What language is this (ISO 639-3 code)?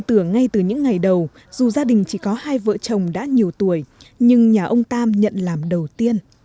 vie